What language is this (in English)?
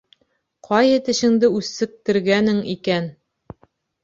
Bashkir